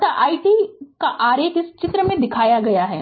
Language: Hindi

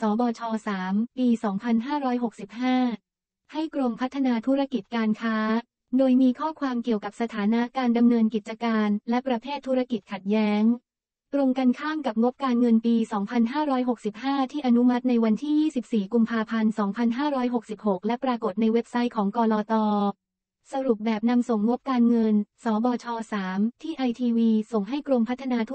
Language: Thai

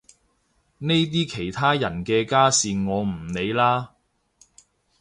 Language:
Cantonese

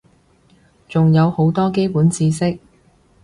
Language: Cantonese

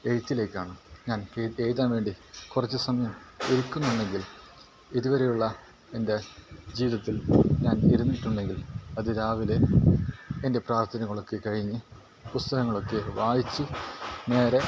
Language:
Malayalam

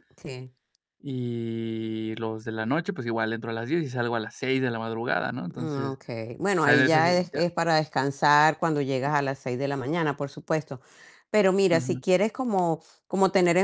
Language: Spanish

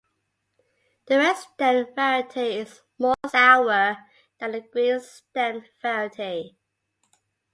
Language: English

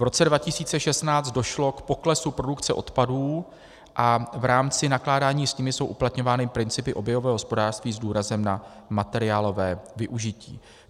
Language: Czech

